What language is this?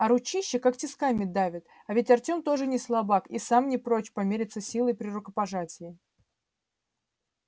Russian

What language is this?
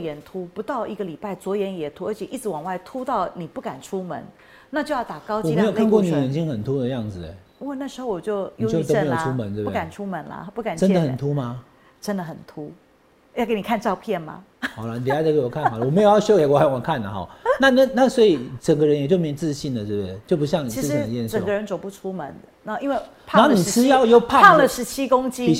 Chinese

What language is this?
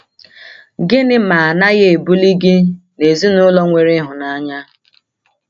Igbo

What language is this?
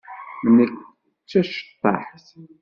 Kabyle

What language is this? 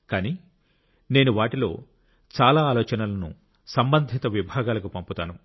Telugu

